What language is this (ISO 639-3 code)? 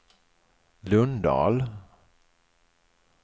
swe